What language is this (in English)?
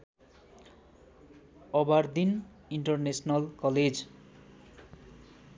Nepali